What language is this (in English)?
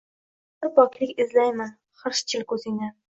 Uzbek